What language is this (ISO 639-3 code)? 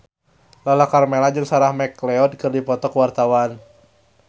sun